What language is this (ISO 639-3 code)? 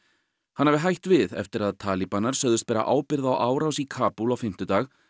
isl